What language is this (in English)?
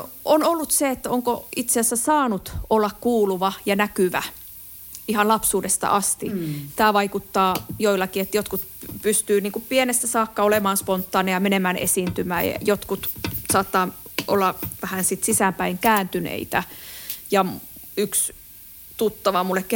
Finnish